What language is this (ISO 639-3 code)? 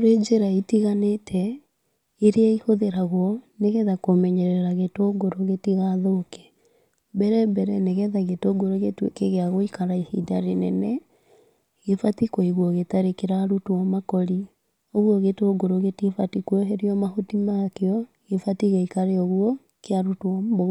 kik